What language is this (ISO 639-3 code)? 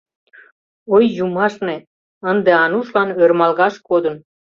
chm